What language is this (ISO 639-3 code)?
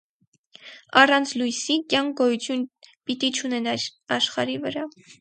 hye